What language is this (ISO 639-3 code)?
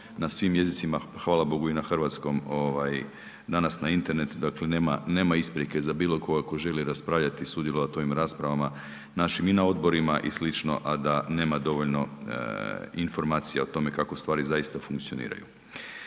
hrv